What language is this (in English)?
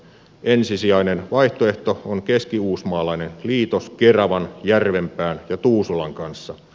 Finnish